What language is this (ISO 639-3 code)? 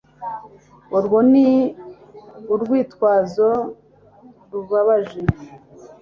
kin